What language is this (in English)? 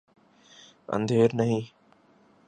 Urdu